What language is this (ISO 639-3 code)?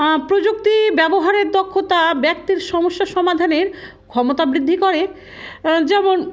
ben